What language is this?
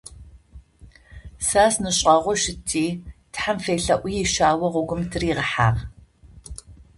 Adyghe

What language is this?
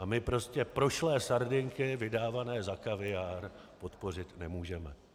Czech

